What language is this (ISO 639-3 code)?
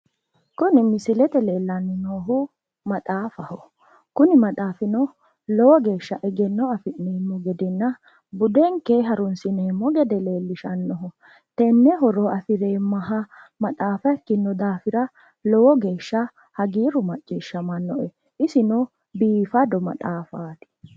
sid